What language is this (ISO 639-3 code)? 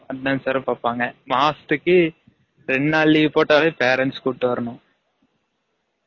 tam